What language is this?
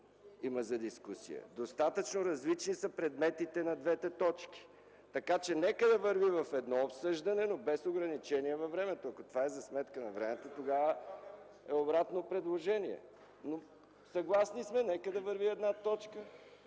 Bulgarian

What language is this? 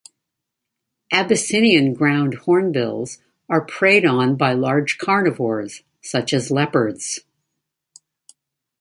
English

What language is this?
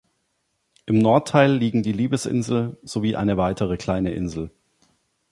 German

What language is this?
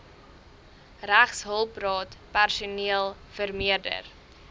Afrikaans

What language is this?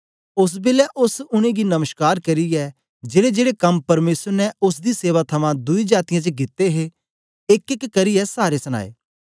Dogri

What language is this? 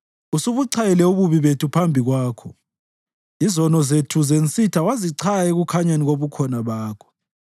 North Ndebele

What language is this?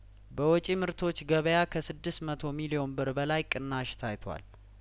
Amharic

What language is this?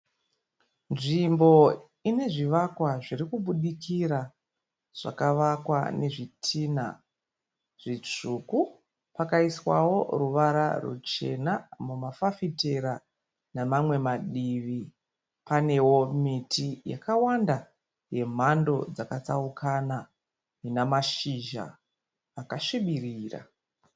Shona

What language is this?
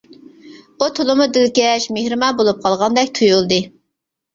Uyghur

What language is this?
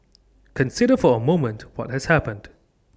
English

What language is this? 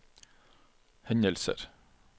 Norwegian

